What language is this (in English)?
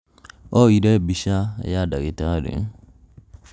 Kikuyu